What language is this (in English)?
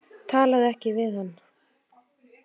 Icelandic